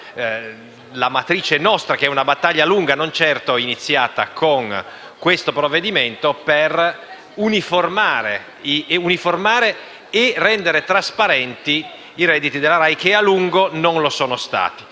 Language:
Italian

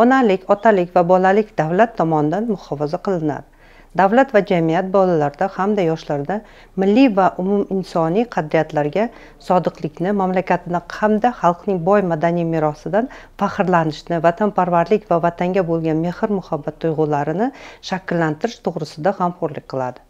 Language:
Turkish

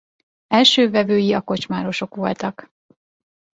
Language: Hungarian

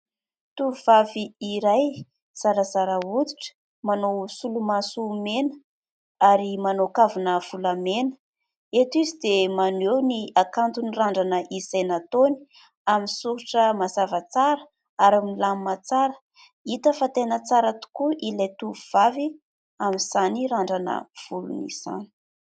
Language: Malagasy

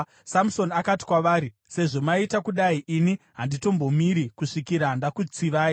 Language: Shona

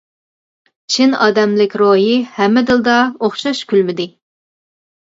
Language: Uyghur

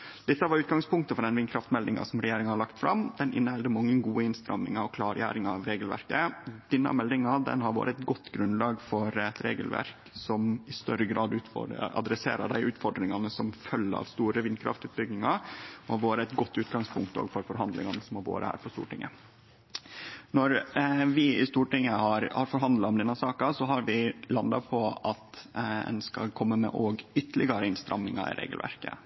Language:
Norwegian Nynorsk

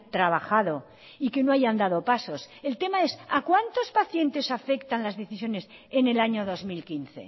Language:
Spanish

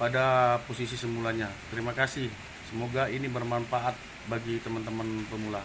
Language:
Indonesian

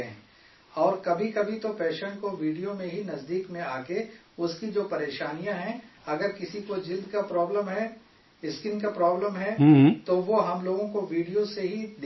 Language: Urdu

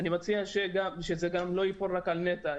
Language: Hebrew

